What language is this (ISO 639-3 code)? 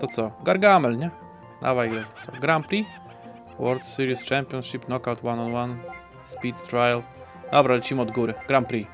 pol